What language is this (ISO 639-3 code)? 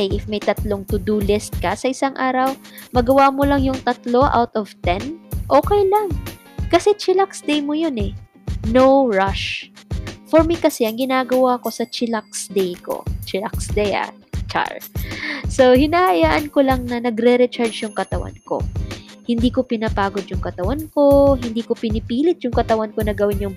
fil